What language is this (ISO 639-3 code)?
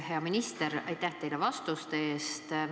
est